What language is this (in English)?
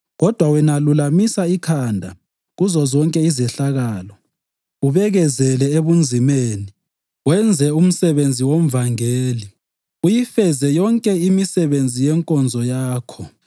North Ndebele